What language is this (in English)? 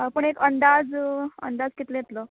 Konkani